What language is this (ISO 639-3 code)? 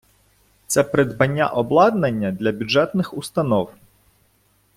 ukr